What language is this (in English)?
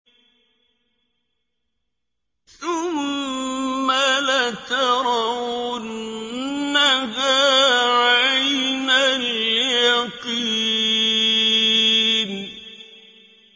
Arabic